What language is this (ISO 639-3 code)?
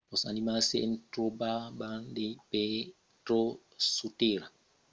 oci